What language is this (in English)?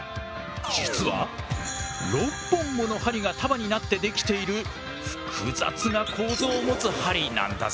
Japanese